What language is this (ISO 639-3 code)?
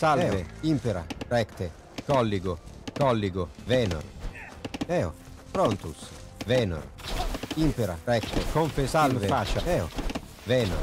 ita